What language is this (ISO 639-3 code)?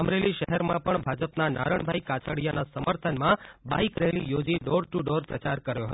guj